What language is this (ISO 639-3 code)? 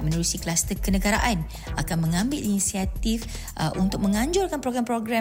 msa